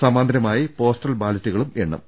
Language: Malayalam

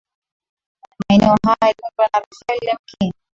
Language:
Swahili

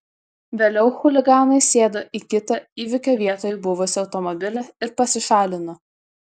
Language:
Lithuanian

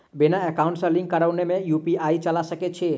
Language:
Maithili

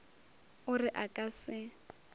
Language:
Northern Sotho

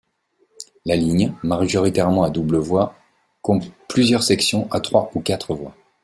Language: French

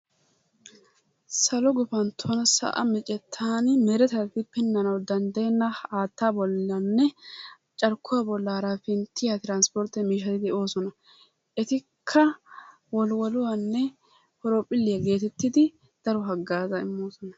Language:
Wolaytta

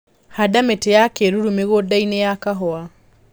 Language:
Kikuyu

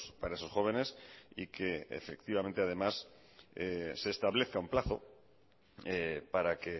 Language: Spanish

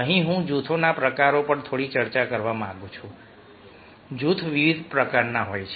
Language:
Gujarati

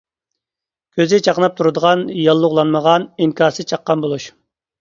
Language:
Uyghur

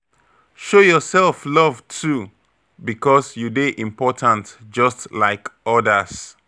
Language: Nigerian Pidgin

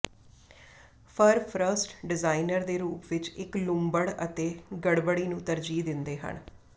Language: Punjabi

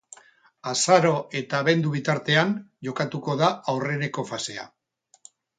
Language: Basque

